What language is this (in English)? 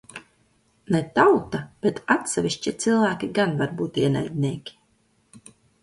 Latvian